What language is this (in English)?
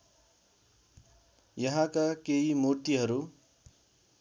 Nepali